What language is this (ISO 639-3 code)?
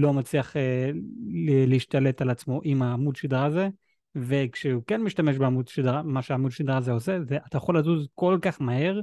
heb